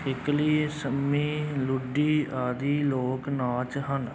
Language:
Punjabi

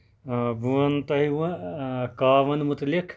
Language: Kashmiri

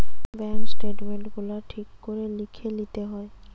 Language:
Bangla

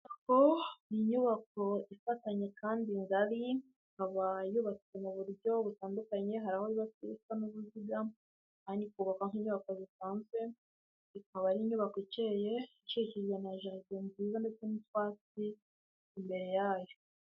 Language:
Kinyarwanda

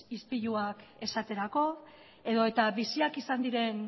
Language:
Basque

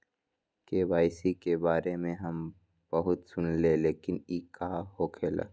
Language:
Magahi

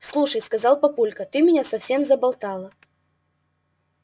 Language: Russian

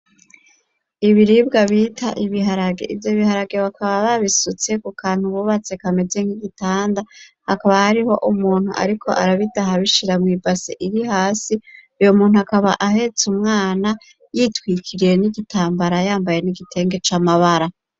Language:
Rundi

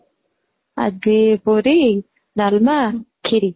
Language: Odia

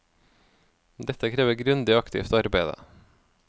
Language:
Norwegian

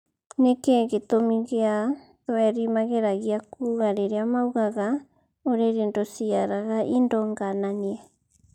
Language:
Kikuyu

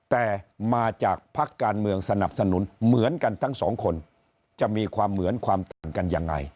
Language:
Thai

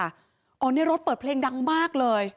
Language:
Thai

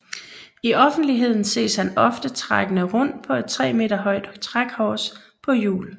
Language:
Danish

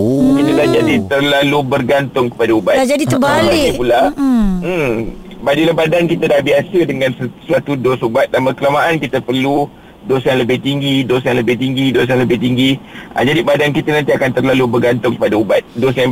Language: Malay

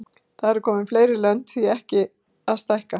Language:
Icelandic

